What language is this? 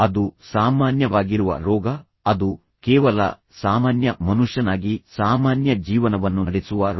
Kannada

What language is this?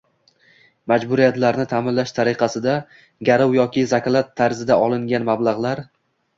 Uzbek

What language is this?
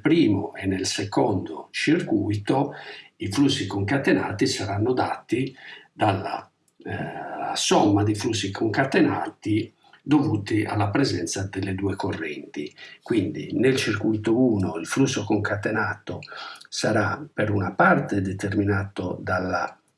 Italian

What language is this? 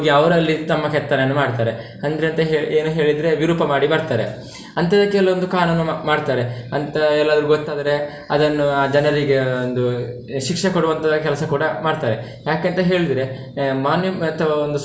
Kannada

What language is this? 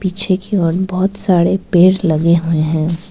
Hindi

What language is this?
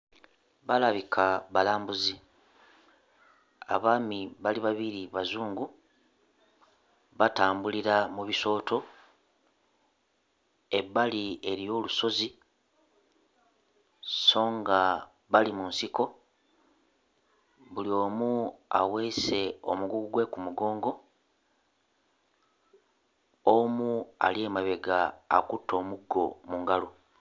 Ganda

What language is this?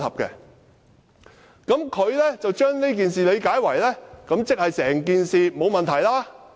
Cantonese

